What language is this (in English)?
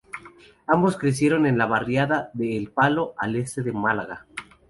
Spanish